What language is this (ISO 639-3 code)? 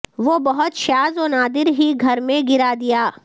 urd